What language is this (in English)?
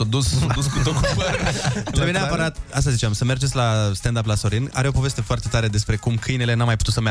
Romanian